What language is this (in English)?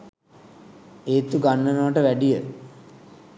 Sinhala